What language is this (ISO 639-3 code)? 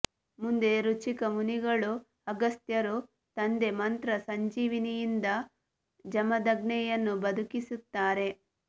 kan